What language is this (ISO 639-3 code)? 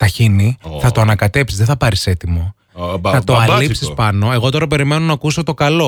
ell